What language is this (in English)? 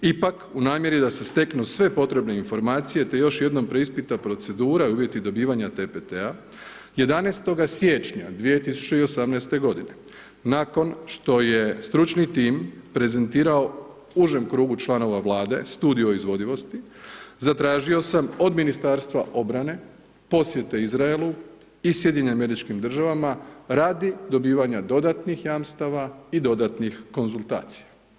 Croatian